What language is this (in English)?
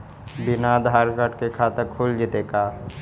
Magahi